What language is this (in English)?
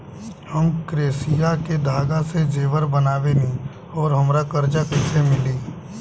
Bhojpuri